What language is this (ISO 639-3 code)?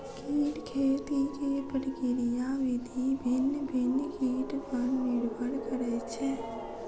mai